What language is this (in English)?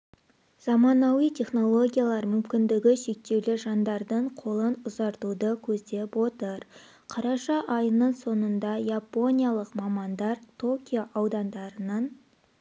Kazakh